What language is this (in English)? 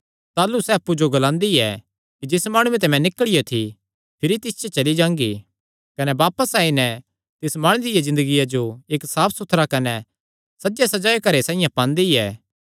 Kangri